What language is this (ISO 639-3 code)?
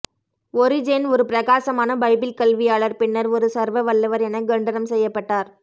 tam